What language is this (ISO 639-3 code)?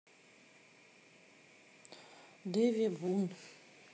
rus